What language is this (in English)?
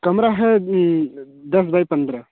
Hindi